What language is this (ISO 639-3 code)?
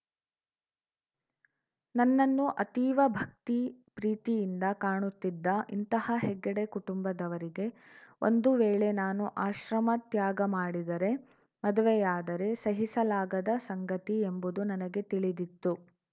kan